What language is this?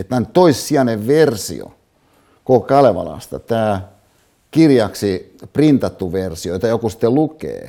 Finnish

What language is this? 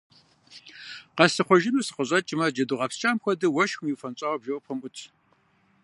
Kabardian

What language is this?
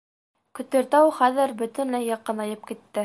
Bashkir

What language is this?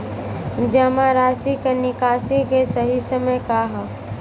Bhojpuri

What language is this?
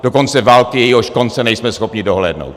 Czech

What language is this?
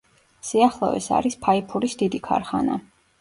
Georgian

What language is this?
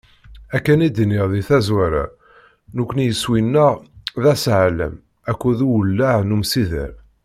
Kabyle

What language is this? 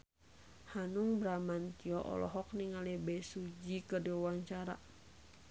Sundanese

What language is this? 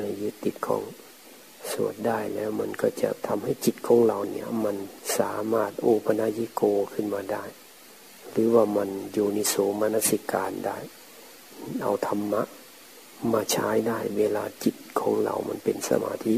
Thai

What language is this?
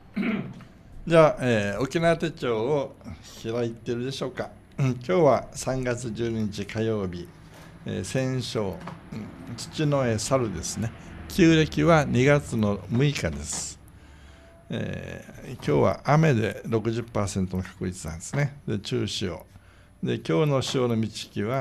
Japanese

